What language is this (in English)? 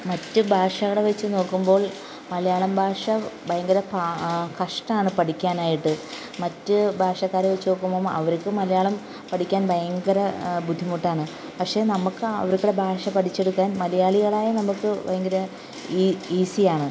Malayalam